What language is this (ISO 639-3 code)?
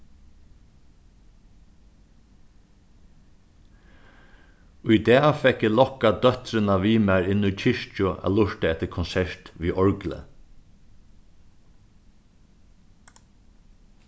fao